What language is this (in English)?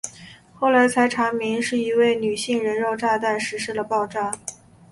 Chinese